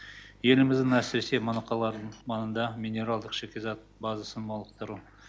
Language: Kazakh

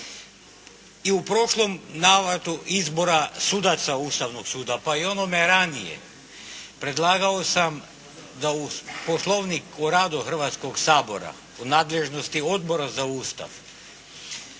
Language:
Croatian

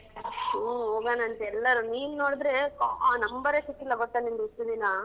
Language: Kannada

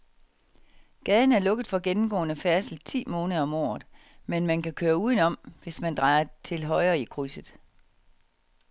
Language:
Danish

